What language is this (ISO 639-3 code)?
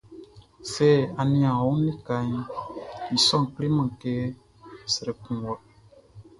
bci